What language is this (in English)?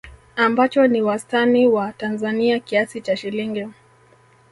Swahili